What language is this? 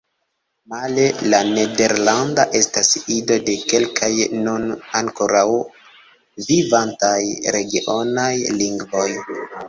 Esperanto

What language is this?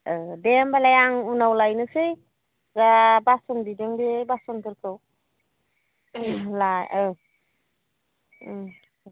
Bodo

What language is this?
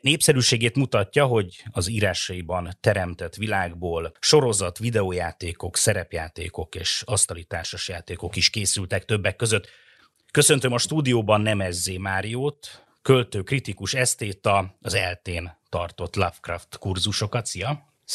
Hungarian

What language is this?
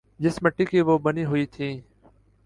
Urdu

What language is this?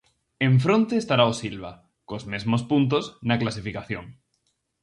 Galician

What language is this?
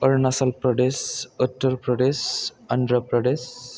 Bodo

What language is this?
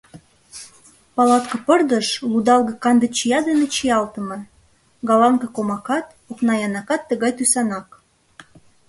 Mari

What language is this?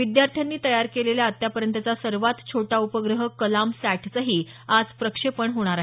Marathi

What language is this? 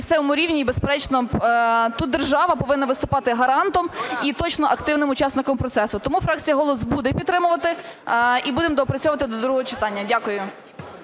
Ukrainian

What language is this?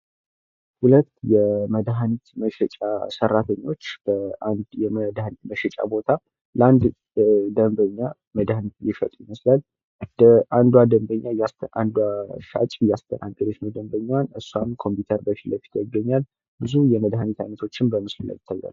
Amharic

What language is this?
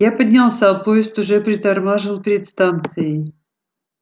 Russian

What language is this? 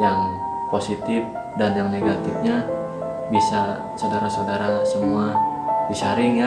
Indonesian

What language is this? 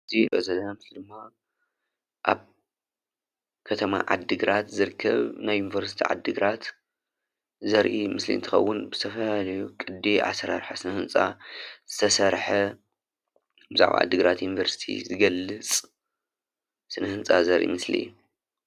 Tigrinya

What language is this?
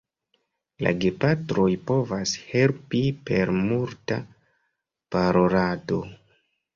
Esperanto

